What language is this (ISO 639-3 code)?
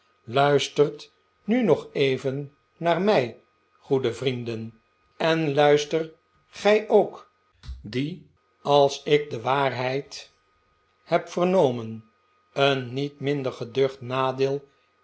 nld